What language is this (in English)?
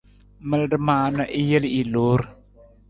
Nawdm